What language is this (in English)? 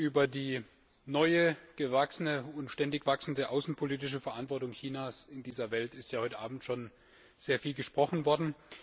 German